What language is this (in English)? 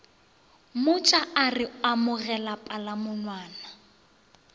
Northern Sotho